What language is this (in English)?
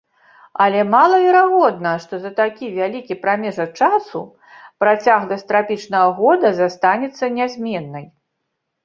Belarusian